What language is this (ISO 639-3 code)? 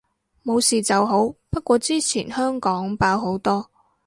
yue